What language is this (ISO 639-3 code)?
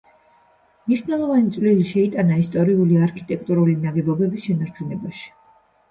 kat